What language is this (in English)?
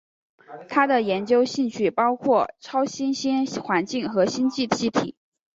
Chinese